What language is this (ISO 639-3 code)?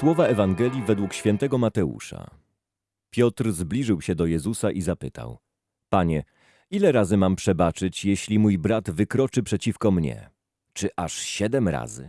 pol